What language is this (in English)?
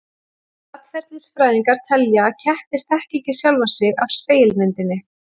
Icelandic